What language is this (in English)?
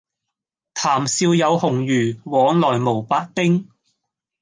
Cantonese